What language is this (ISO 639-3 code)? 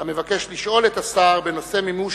heb